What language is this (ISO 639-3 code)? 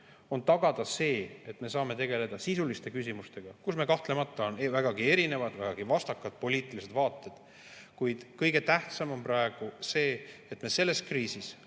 est